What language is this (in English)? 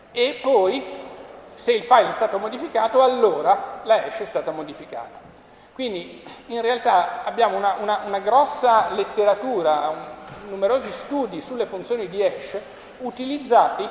Italian